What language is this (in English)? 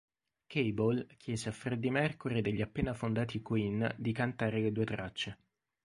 Italian